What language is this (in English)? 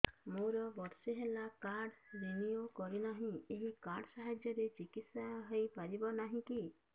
Odia